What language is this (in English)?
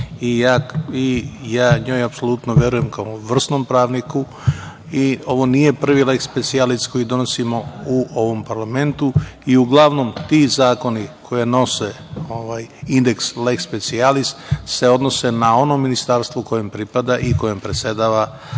Serbian